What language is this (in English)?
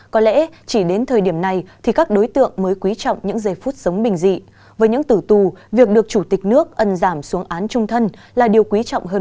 Vietnamese